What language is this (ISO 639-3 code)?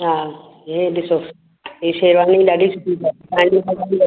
snd